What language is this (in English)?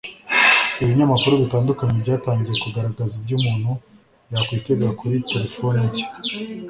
Kinyarwanda